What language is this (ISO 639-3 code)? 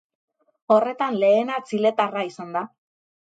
eus